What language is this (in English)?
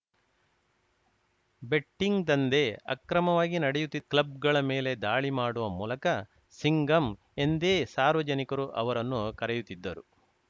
Kannada